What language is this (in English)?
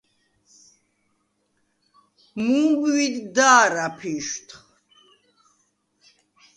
Svan